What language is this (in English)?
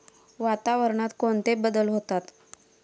Marathi